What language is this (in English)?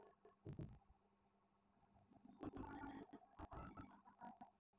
Bhojpuri